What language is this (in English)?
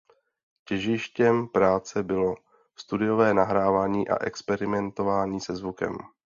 Czech